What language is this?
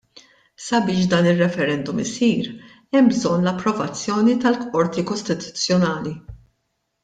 Maltese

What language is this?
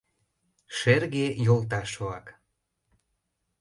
Mari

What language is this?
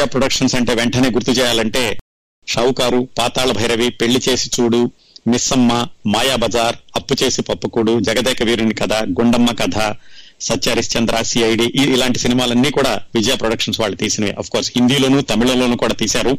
Telugu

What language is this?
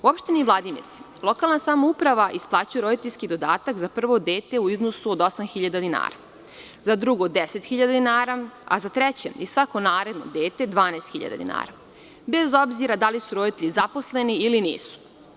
Serbian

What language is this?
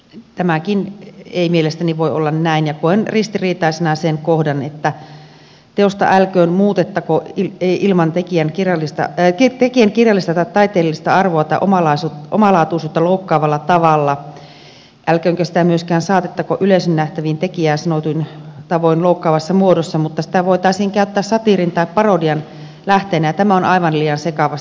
Finnish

